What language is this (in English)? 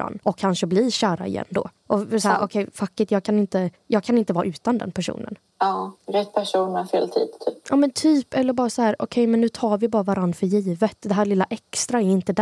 Swedish